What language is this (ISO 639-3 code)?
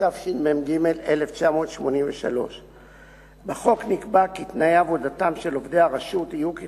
heb